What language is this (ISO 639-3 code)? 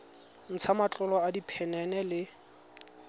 tsn